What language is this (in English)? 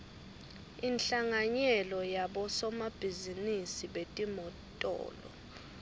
Swati